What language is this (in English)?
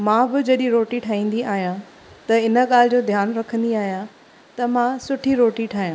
Sindhi